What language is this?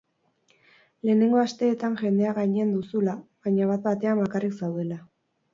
Basque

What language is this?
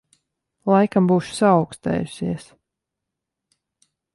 Latvian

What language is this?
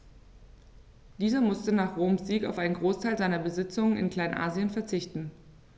German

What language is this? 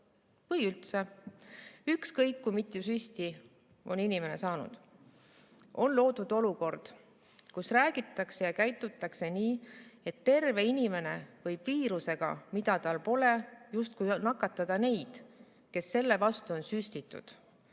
Estonian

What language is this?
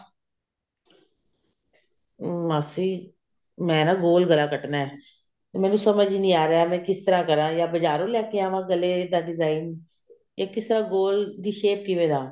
Punjabi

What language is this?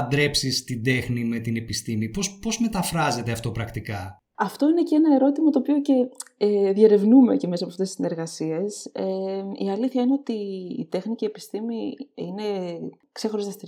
Greek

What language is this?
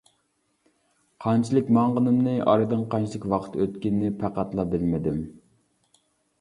Uyghur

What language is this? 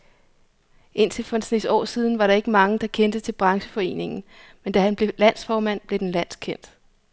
Danish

